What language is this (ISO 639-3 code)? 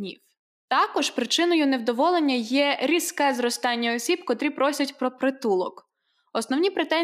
ukr